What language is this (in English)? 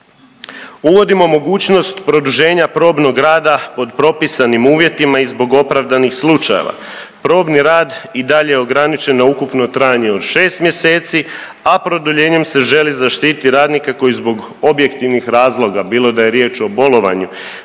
Croatian